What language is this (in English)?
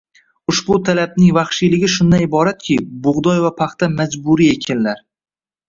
Uzbek